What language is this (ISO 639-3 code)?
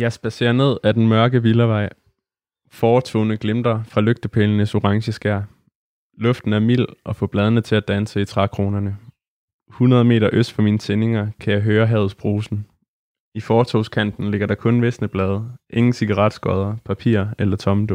dan